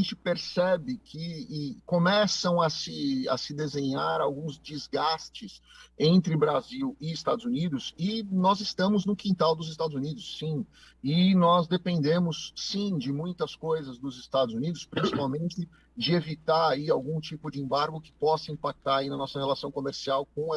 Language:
Portuguese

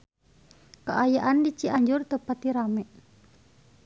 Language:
Sundanese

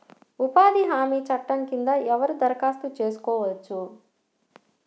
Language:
Telugu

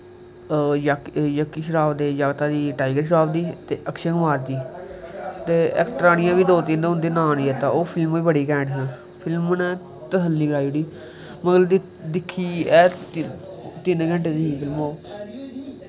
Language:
Dogri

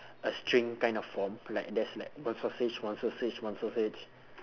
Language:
English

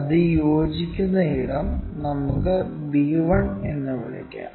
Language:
Malayalam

